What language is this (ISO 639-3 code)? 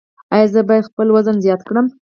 pus